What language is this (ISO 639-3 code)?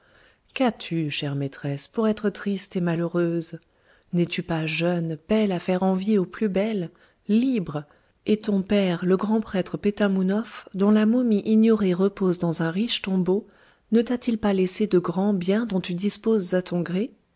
fra